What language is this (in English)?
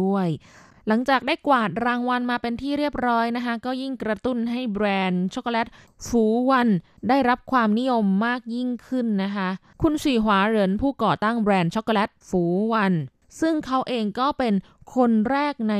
Thai